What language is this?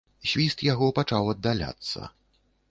Belarusian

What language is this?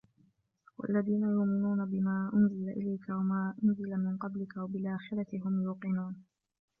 Arabic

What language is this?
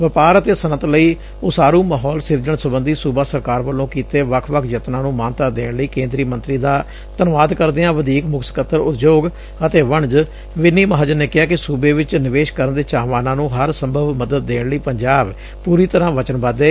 Punjabi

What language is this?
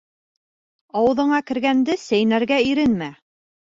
Bashkir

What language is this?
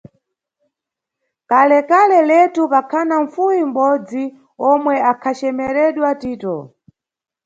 Nyungwe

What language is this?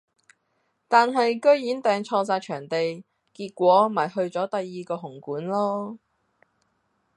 Cantonese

